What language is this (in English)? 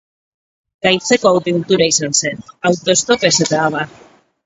Basque